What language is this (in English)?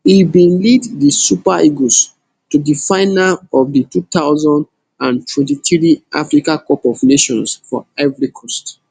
Nigerian Pidgin